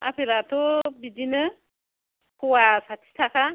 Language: Bodo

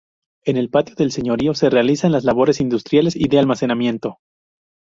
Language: Spanish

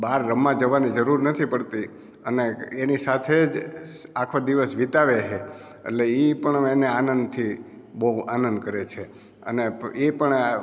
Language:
Gujarati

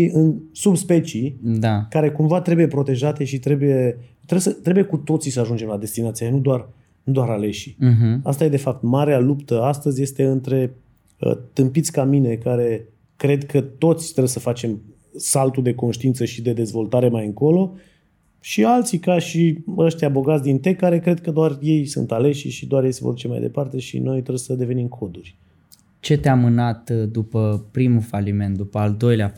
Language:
Romanian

